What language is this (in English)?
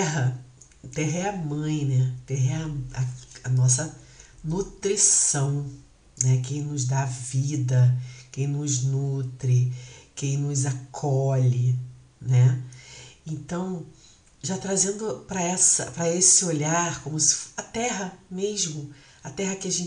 Portuguese